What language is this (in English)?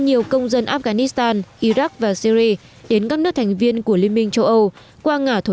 Vietnamese